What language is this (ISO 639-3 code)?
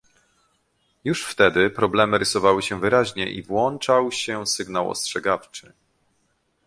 pol